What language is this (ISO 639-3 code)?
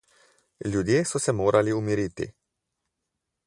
slv